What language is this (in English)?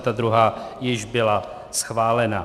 Czech